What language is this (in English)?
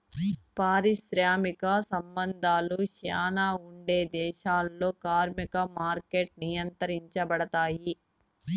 Telugu